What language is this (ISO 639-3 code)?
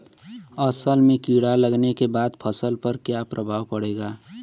bho